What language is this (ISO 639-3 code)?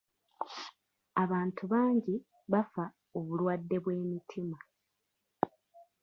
lug